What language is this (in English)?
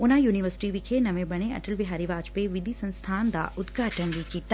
Punjabi